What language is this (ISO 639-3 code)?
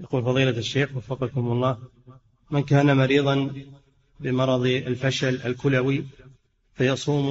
ara